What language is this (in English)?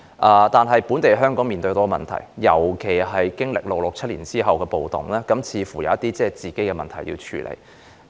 Cantonese